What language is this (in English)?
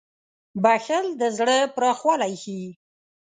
Pashto